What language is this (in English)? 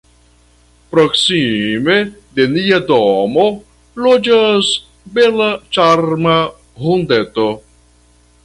Esperanto